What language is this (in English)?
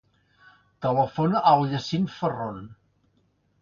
Catalan